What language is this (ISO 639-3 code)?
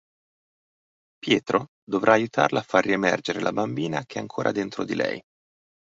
ita